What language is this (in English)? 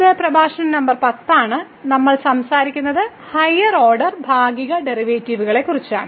Malayalam